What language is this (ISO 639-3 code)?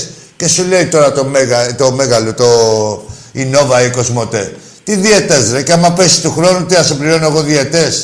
ell